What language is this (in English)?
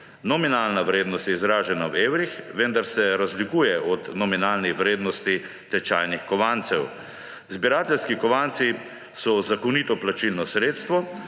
Slovenian